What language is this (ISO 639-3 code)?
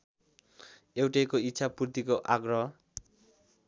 nep